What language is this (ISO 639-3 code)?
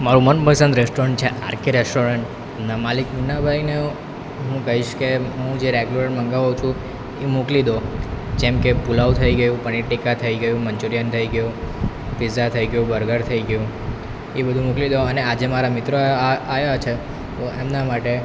guj